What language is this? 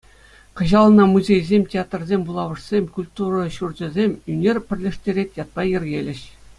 Chuvash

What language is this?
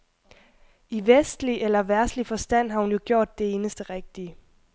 Danish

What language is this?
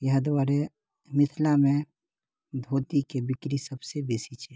Maithili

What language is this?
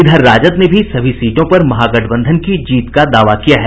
Hindi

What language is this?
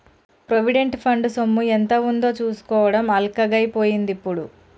Telugu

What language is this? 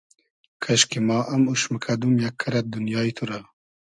Hazaragi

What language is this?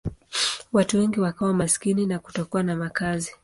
Swahili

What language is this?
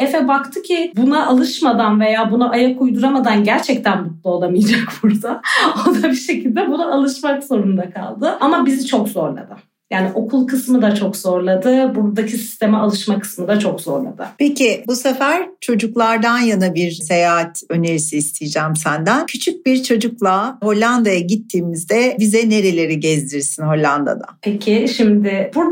Turkish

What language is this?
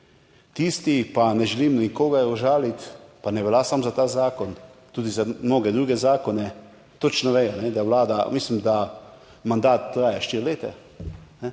Slovenian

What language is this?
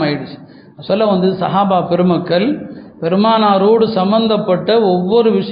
Tamil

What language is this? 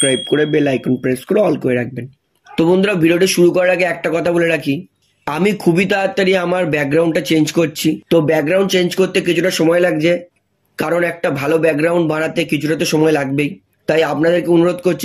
Hindi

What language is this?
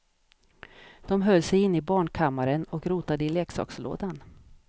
Swedish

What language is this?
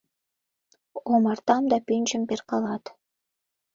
Mari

